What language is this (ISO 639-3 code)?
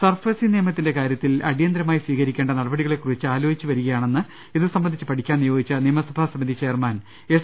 mal